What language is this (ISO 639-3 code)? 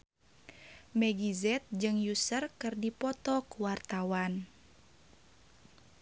sun